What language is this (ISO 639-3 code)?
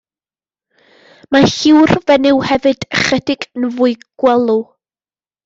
cym